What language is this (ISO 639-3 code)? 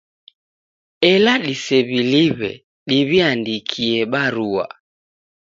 dav